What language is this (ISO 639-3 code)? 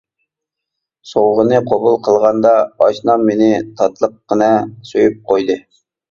uig